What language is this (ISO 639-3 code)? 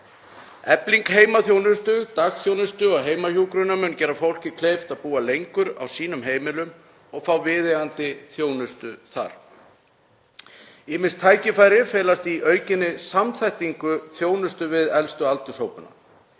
isl